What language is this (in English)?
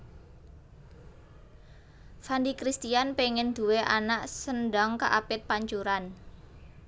Javanese